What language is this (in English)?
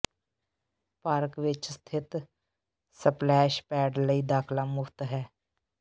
Punjabi